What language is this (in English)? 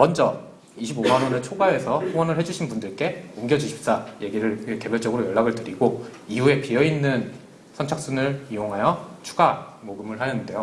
Korean